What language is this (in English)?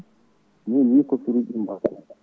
Fula